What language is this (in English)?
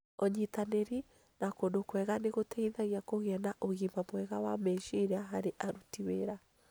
Kikuyu